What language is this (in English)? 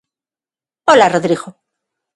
Galician